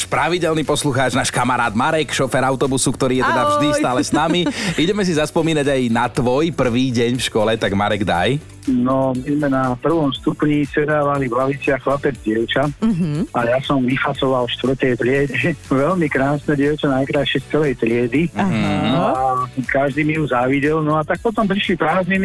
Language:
Slovak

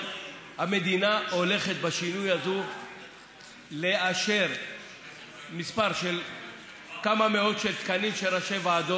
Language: Hebrew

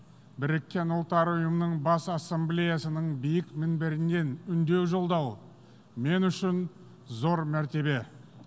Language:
Kazakh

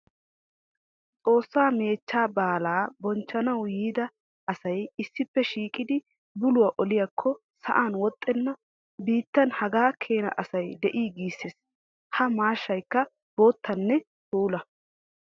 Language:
Wolaytta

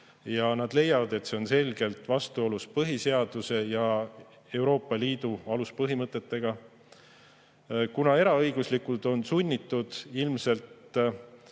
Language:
Estonian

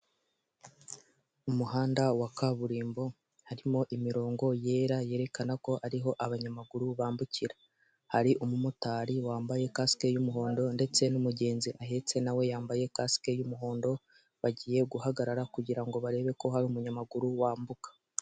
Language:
Kinyarwanda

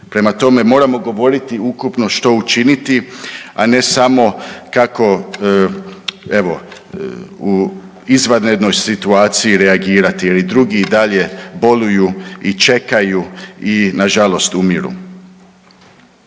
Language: Croatian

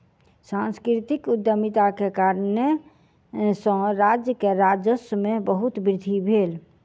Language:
Maithili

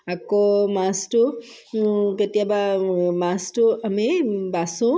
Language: Assamese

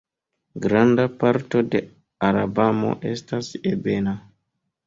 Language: Esperanto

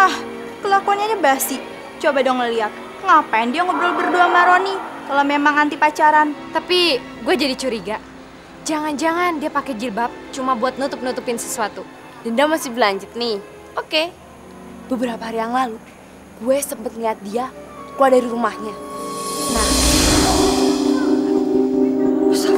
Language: Indonesian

